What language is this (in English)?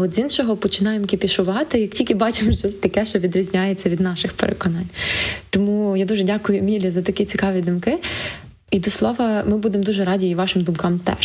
Ukrainian